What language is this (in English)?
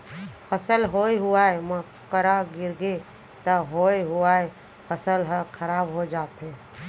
Chhattisgarhi